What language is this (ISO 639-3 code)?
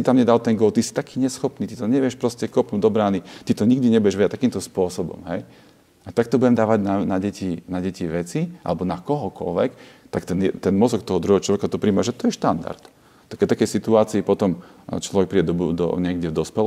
slk